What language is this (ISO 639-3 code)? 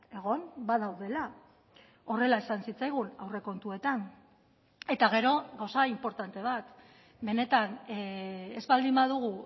eus